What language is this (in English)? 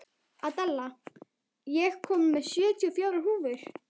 Icelandic